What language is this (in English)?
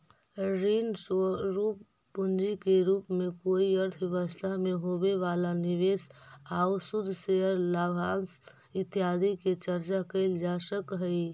Magahi